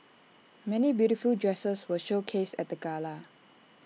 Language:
English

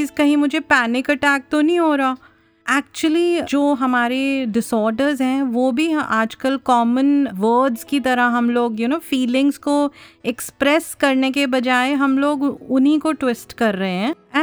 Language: Hindi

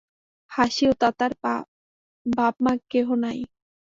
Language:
Bangla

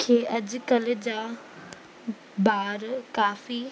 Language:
Sindhi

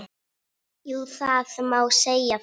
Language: Icelandic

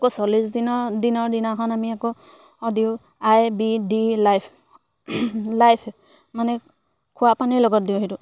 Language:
Assamese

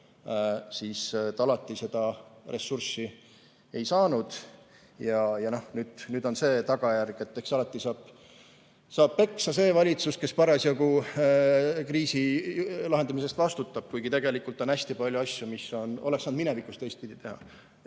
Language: Estonian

